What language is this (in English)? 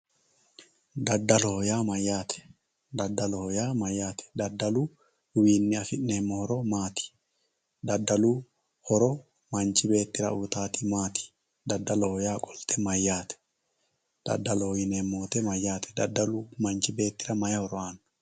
Sidamo